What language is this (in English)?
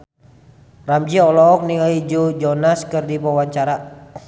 Sundanese